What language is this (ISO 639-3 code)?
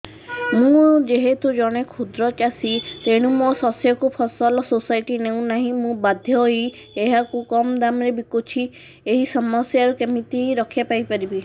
ori